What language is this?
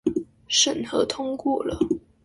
Chinese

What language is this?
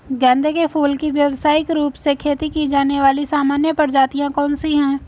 Hindi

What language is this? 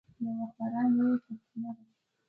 Pashto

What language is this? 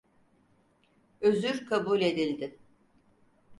Turkish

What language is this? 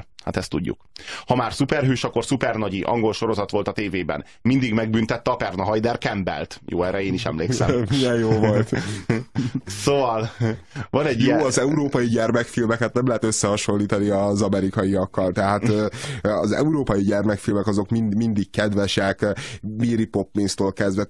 Hungarian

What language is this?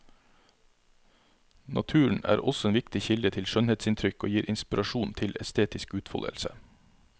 Norwegian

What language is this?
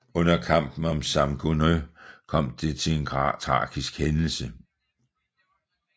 Danish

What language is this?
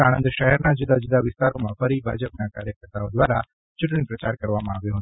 Gujarati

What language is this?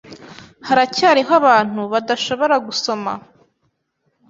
Kinyarwanda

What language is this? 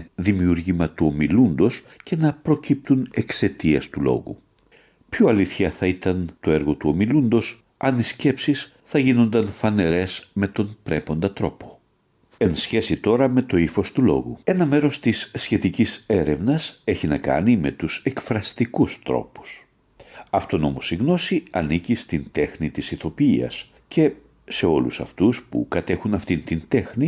Greek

